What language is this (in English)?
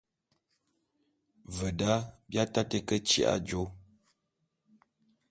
Bulu